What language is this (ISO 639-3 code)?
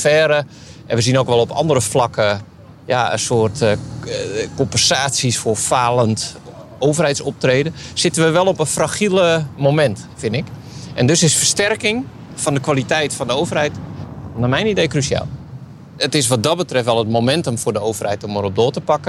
nld